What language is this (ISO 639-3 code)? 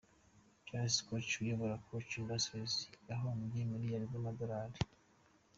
kin